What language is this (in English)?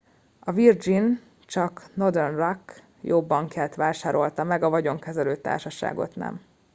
Hungarian